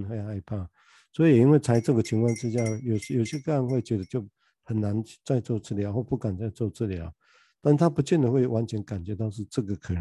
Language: Chinese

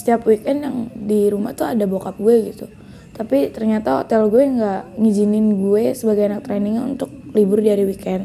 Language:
Indonesian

